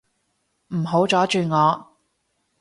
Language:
Cantonese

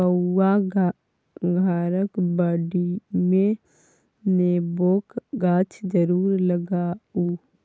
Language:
Maithili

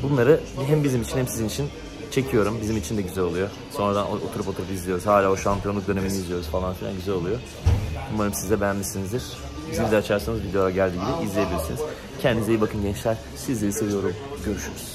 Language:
Turkish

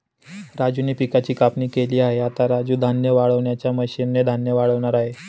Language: Marathi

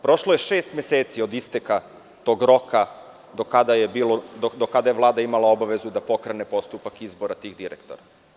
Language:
Serbian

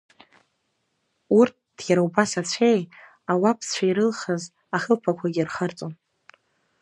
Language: Abkhazian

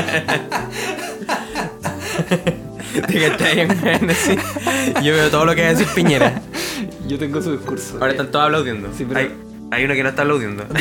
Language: Spanish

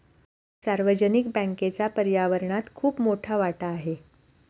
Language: Marathi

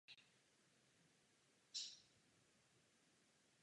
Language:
Czech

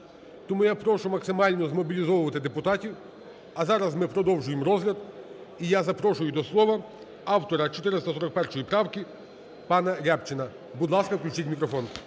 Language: Ukrainian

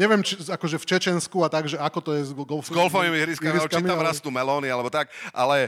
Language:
Slovak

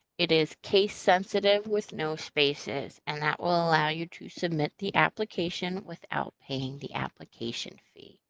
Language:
English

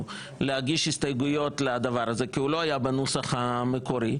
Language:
Hebrew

